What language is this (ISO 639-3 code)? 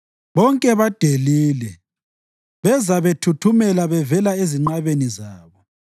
nde